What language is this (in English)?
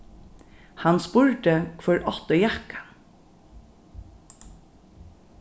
Faroese